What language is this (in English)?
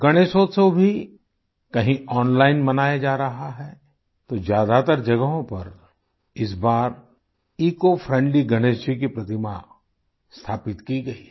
Hindi